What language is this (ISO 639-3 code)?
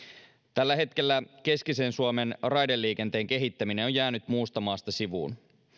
fin